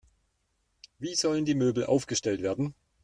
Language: German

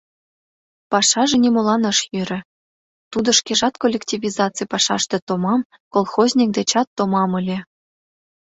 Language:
Mari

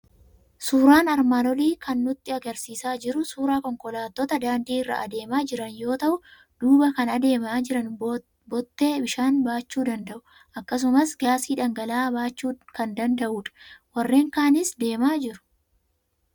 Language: Oromo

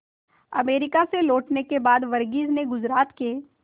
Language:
Hindi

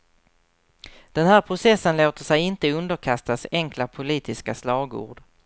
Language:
Swedish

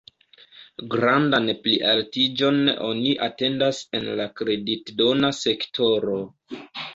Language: Esperanto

